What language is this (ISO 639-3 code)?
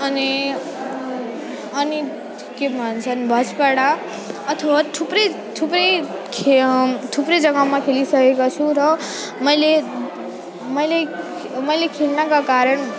nep